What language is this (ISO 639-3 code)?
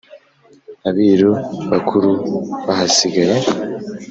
kin